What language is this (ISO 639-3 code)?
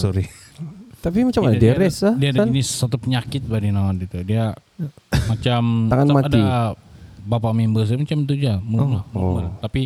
msa